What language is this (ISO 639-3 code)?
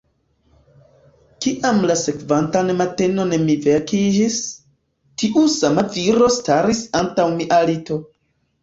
epo